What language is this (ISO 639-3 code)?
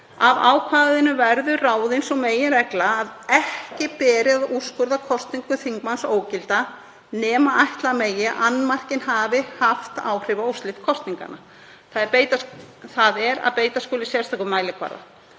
isl